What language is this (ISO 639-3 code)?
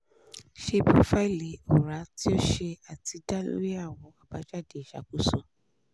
yor